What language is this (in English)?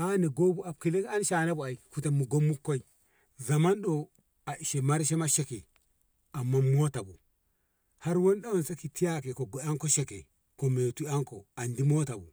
Ngamo